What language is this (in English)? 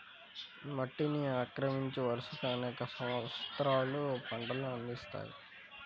Telugu